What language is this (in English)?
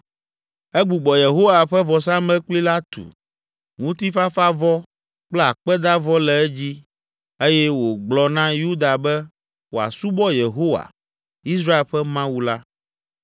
Ewe